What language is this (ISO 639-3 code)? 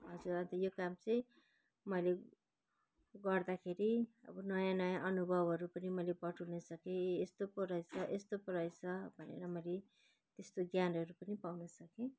nep